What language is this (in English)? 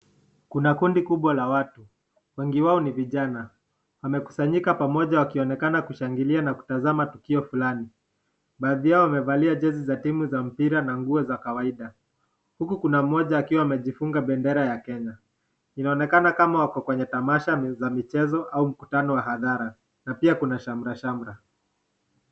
Swahili